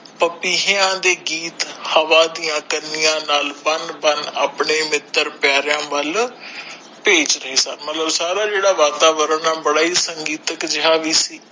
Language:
Punjabi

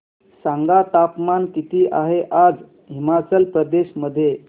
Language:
Marathi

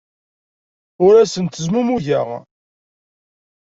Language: Kabyle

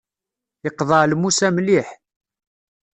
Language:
Kabyle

